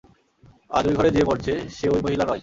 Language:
Bangla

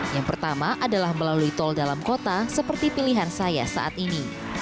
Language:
Indonesian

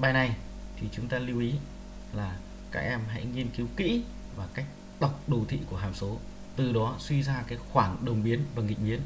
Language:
Vietnamese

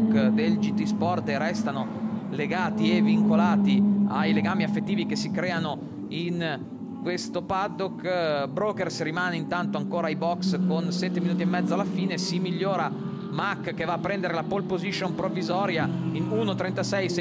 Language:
Italian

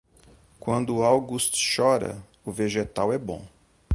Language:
Portuguese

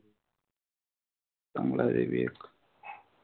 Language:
Marathi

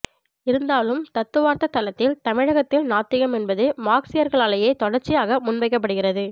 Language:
Tamil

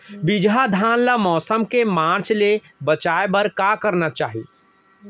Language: Chhattisgarhi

